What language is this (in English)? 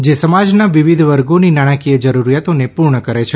Gujarati